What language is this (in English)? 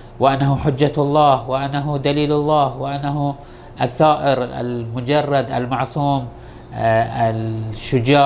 Arabic